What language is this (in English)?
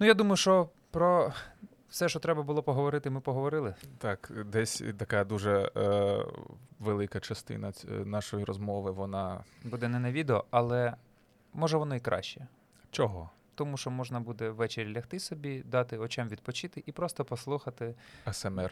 Ukrainian